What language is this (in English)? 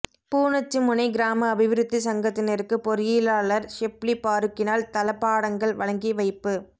Tamil